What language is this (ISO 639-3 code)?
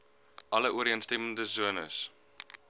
afr